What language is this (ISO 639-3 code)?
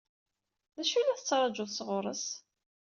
kab